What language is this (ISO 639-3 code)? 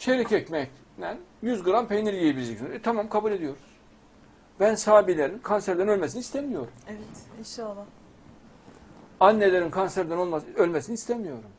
tur